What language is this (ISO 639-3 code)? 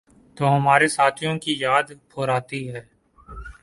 urd